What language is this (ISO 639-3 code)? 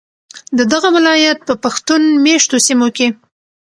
pus